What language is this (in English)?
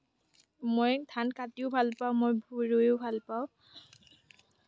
Assamese